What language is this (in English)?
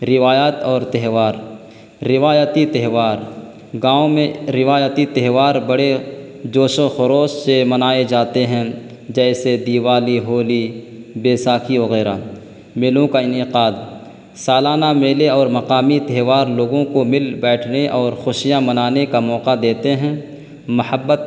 Urdu